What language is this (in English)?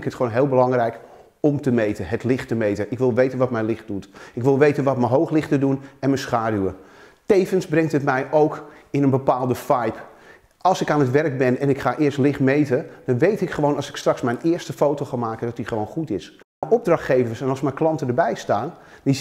Dutch